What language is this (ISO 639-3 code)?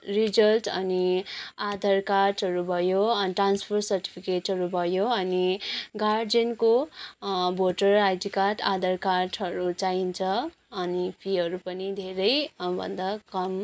nep